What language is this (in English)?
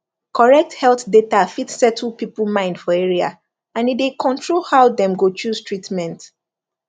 Nigerian Pidgin